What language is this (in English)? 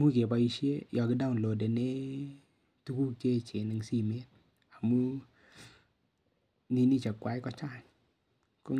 Kalenjin